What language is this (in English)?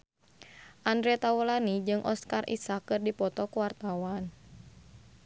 Sundanese